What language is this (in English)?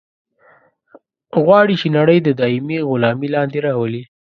Pashto